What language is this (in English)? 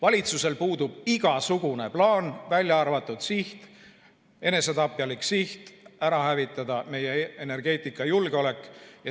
Estonian